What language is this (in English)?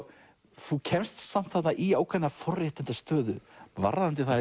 Icelandic